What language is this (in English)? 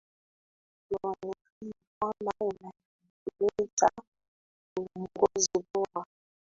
Swahili